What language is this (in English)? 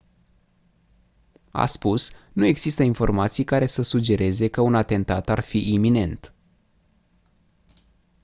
Romanian